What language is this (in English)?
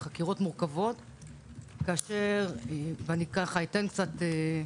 Hebrew